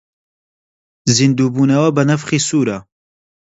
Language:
Central Kurdish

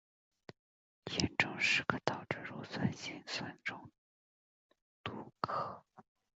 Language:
Chinese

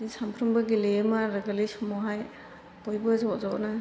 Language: Bodo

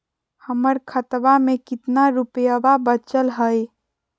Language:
Magahi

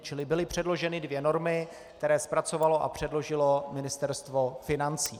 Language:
Czech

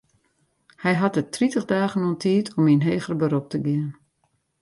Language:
Western Frisian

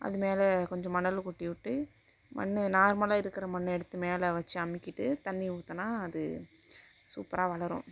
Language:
Tamil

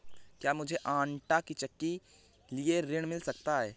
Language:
Hindi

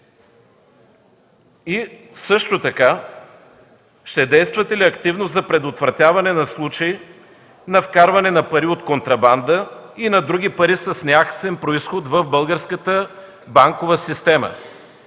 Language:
Bulgarian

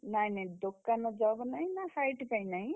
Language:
Odia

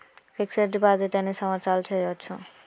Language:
Telugu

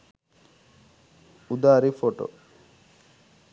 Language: Sinhala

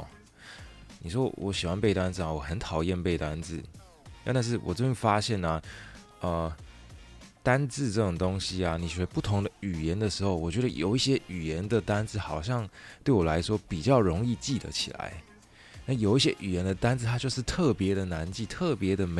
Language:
Chinese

